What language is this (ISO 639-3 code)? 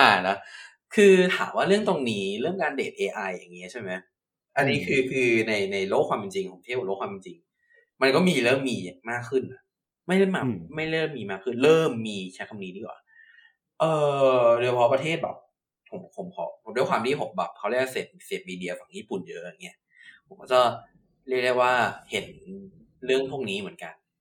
tha